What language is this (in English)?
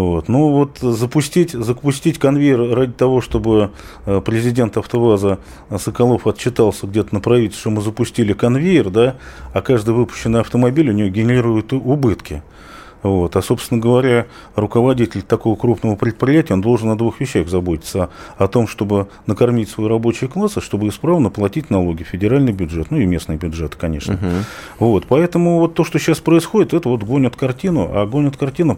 Russian